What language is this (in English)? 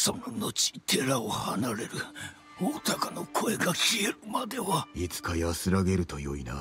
Japanese